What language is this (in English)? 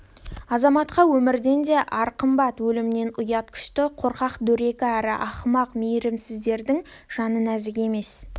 Kazakh